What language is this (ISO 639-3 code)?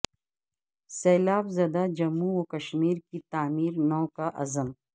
urd